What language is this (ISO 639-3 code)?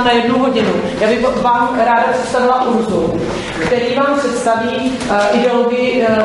ces